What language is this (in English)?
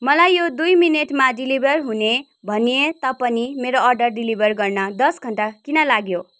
Nepali